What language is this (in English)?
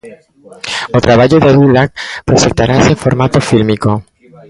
Galician